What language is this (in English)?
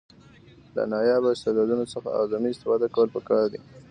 Pashto